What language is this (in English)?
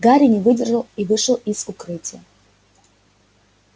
Russian